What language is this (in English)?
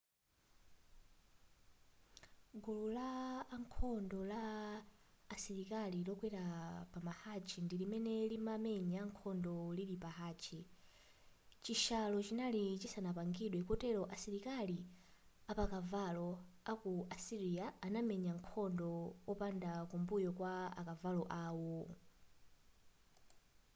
Nyanja